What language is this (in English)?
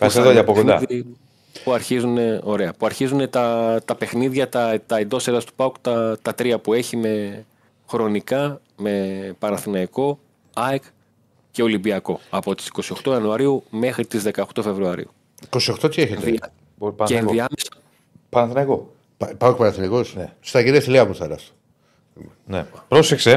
Greek